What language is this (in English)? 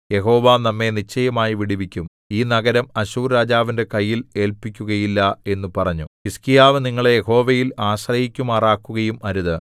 Malayalam